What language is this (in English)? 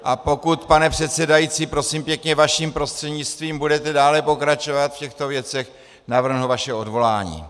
Czech